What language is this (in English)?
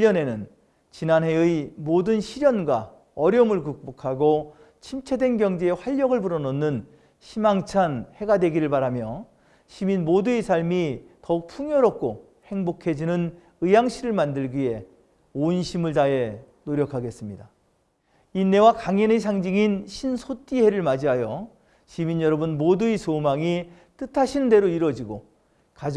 Korean